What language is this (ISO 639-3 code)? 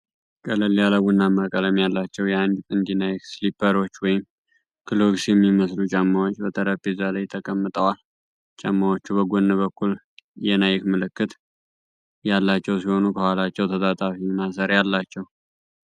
amh